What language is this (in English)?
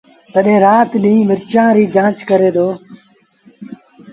Sindhi Bhil